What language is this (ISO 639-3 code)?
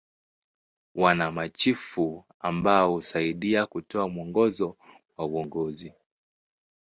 swa